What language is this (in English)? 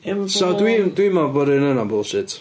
Welsh